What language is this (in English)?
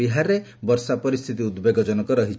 Odia